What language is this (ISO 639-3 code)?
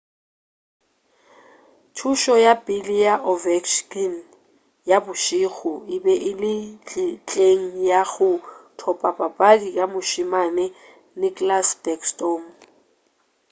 nso